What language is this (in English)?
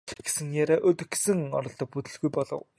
Mongolian